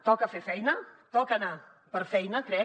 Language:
Catalan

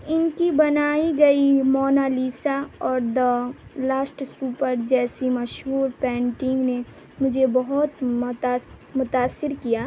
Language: Urdu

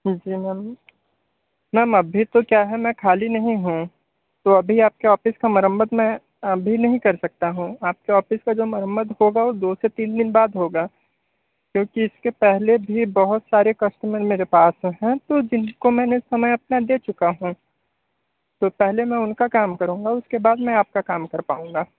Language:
Hindi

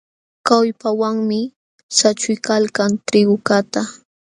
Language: Jauja Wanca Quechua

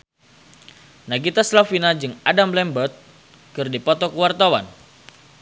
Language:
Sundanese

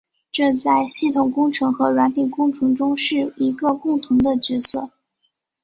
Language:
Chinese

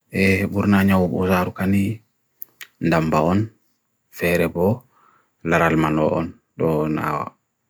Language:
Bagirmi Fulfulde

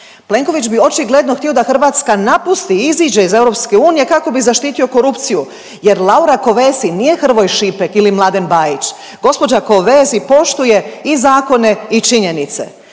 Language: Croatian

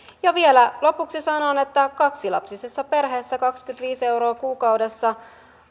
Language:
Finnish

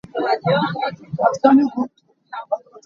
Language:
Hakha Chin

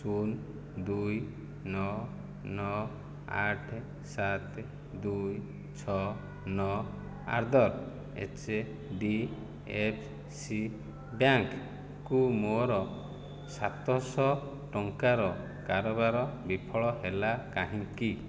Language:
Odia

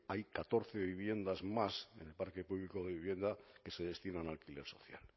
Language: Spanish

